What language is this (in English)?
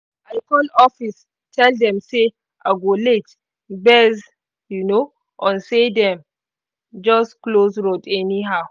Nigerian Pidgin